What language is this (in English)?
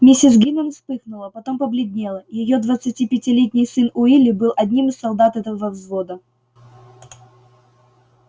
Russian